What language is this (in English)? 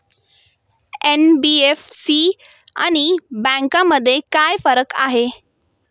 Marathi